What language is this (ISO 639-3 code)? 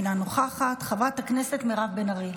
heb